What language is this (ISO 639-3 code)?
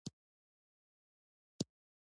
pus